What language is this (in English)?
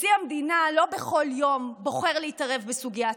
Hebrew